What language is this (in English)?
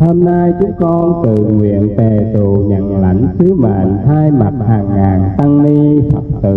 Vietnamese